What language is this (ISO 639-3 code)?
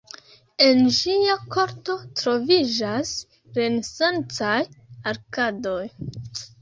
epo